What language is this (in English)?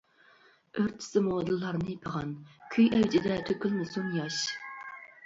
Uyghur